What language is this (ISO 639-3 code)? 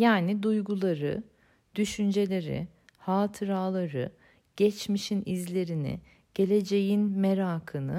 tur